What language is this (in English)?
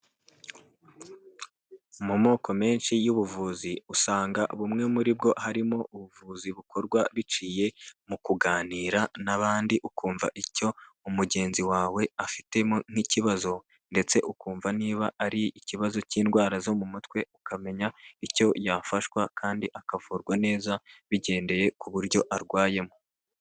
Kinyarwanda